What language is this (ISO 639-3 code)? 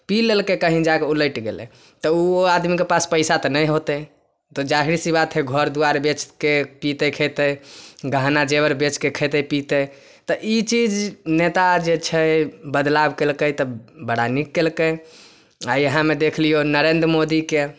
mai